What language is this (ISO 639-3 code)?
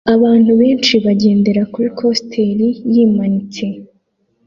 kin